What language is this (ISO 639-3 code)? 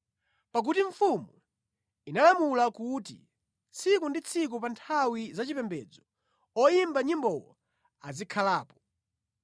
nya